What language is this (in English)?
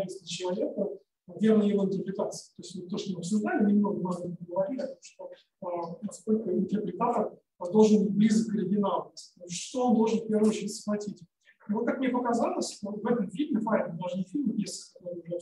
Russian